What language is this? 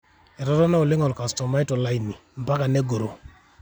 Masai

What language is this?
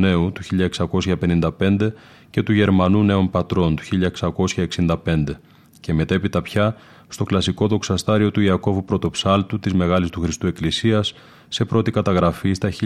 Greek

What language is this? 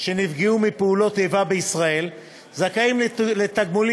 Hebrew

